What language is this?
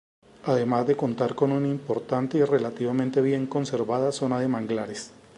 Spanish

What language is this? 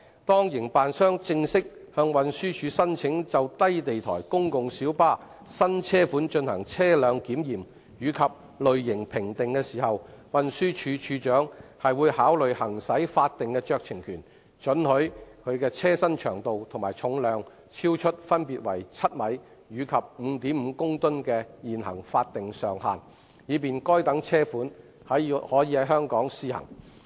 Cantonese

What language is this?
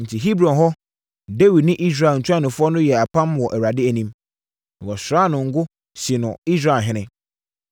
Akan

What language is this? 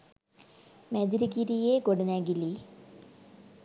Sinhala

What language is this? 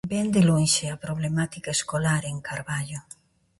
Galician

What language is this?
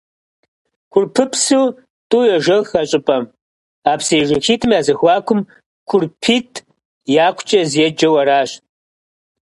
Kabardian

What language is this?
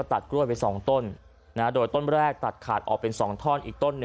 Thai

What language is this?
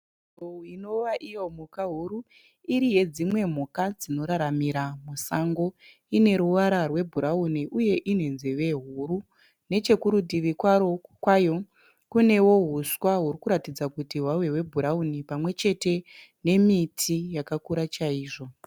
Shona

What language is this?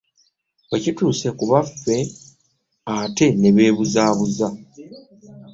Ganda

